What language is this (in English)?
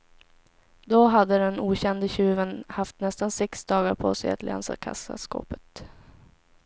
Swedish